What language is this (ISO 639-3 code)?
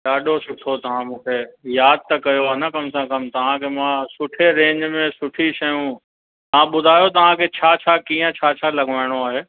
snd